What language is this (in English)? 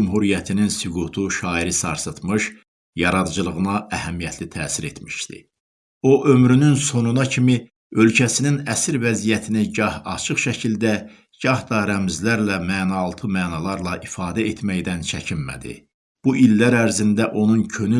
Turkish